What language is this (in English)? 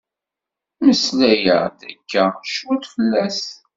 Kabyle